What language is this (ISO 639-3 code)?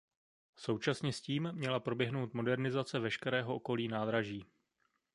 ces